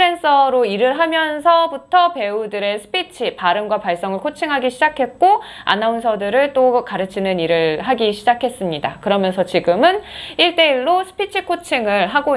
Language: Korean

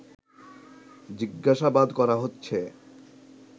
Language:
Bangla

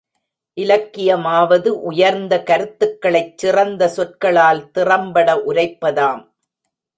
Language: Tamil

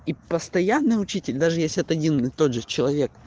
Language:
Russian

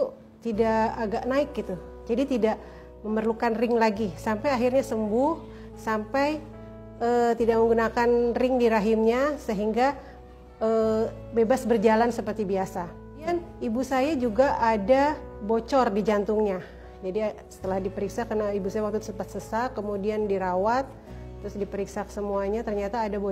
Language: Indonesian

